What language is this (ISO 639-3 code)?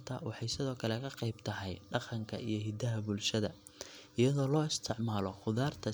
som